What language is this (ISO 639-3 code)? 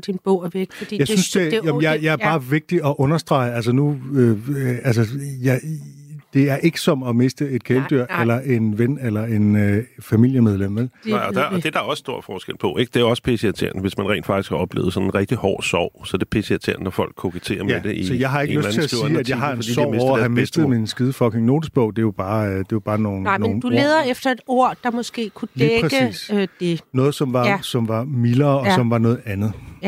dan